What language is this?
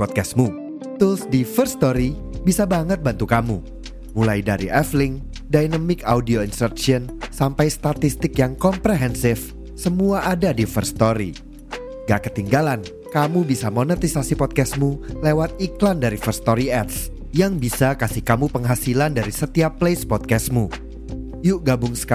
Indonesian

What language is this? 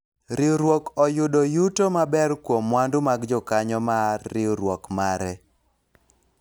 Luo (Kenya and Tanzania)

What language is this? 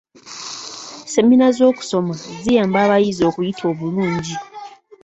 Ganda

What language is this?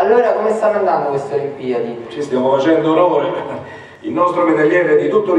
Italian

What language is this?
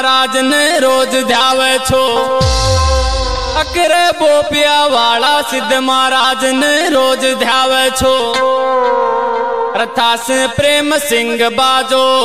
Hindi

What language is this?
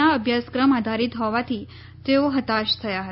Gujarati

